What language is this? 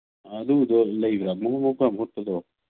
Manipuri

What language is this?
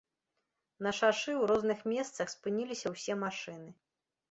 Belarusian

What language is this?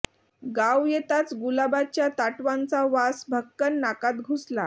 Marathi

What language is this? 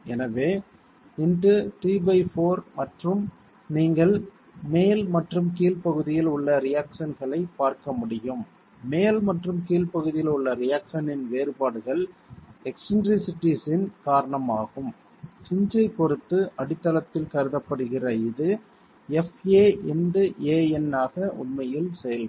Tamil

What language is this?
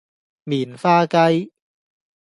Cantonese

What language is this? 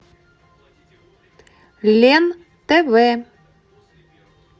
Russian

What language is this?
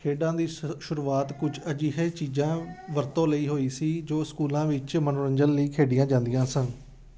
Punjabi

